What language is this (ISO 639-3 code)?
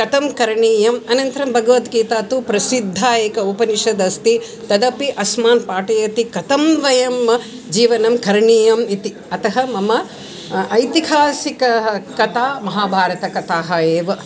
san